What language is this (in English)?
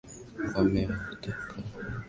Swahili